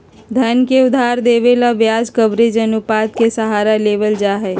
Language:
Magahi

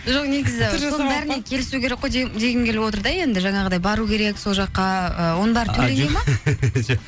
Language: Kazakh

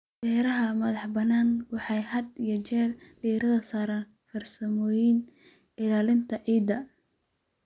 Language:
Somali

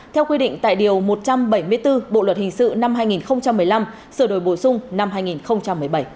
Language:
Vietnamese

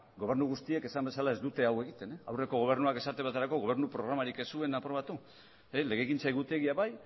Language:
Basque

